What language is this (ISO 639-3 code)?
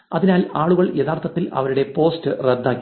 mal